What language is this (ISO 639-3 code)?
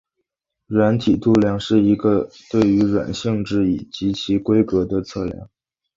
zho